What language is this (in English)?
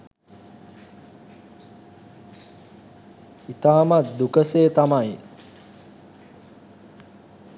Sinhala